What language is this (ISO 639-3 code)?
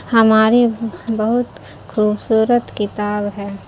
urd